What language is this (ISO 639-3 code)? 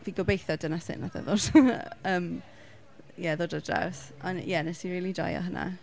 cym